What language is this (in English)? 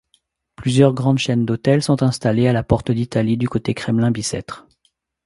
French